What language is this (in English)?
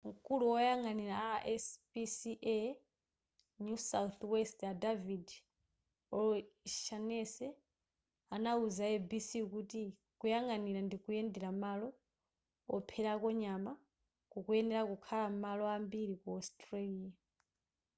Nyanja